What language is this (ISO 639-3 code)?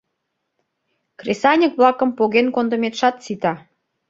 chm